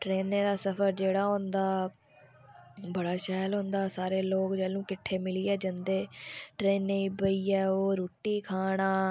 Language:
Dogri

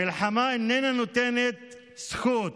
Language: Hebrew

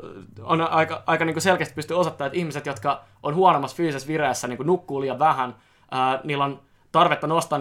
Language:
Finnish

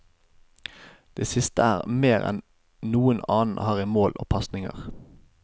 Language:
Norwegian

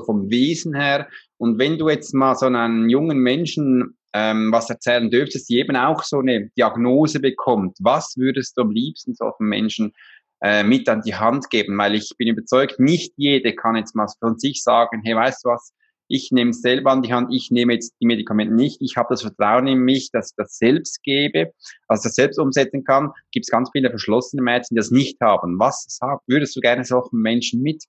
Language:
German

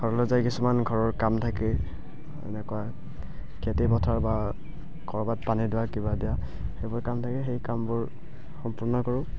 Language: Assamese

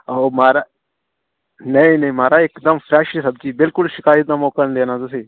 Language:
Dogri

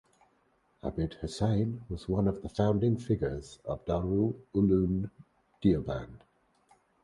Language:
English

